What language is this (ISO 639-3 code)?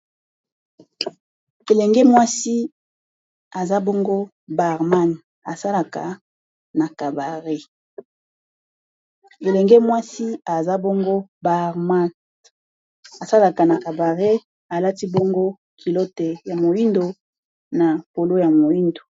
lin